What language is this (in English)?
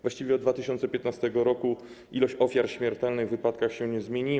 Polish